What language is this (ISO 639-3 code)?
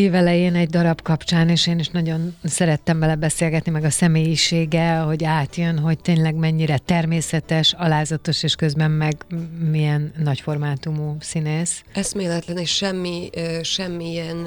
hun